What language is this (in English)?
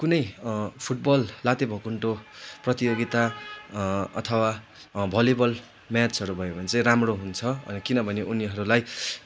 Nepali